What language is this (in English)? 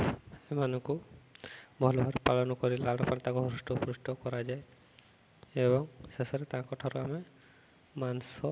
Odia